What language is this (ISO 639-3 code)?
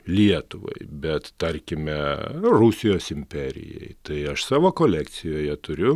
lit